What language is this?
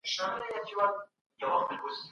Pashto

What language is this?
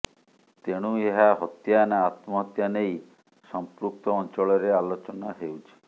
Odia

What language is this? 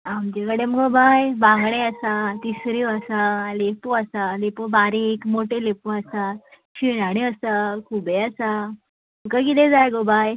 Konkani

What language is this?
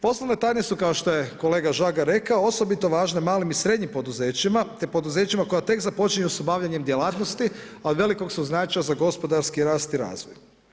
Croatian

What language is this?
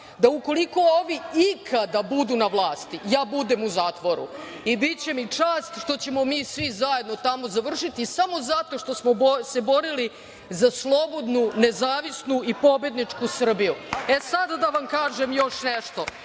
Serbian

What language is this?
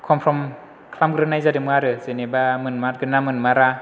Bodo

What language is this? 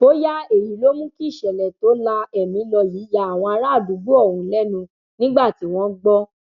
Yoruba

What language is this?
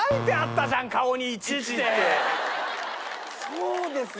Japanese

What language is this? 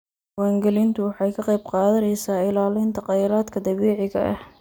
Somali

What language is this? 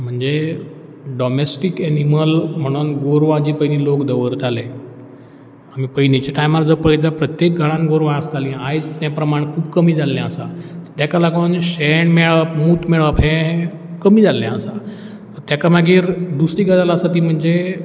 Konkani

